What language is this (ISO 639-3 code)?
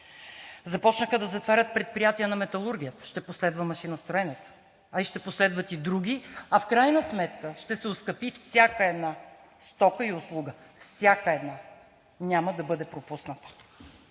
bul